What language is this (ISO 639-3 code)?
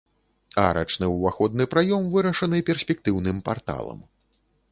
bel